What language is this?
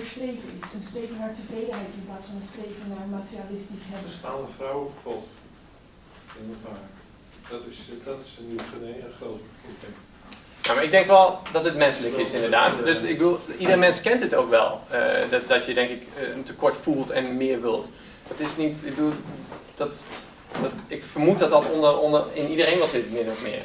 Dutch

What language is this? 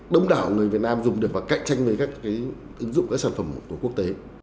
Vietnamese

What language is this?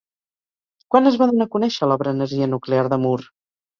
Catalan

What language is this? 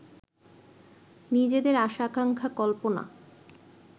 Bangla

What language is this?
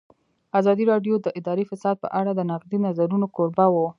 Pashto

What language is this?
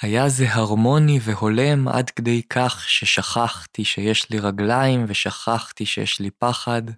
Hebrew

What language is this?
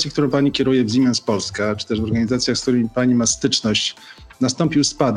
Polish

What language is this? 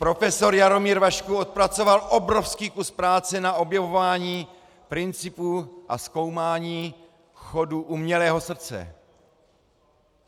Czech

